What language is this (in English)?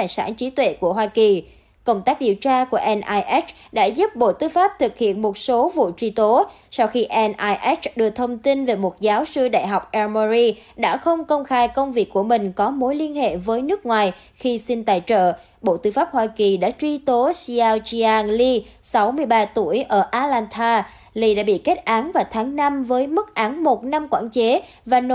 Vietnamese